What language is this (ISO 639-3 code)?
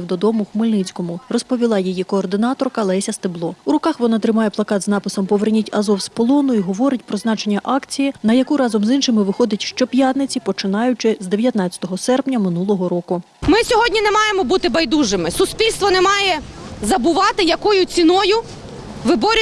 ukr